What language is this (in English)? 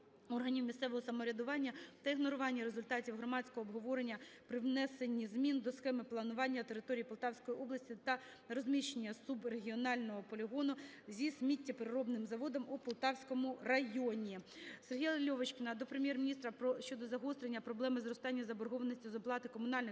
Ukrainian